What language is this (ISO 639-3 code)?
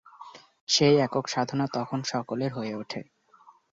ben